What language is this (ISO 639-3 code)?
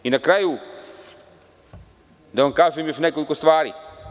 srp